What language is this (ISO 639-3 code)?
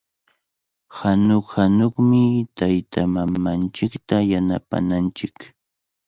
qvl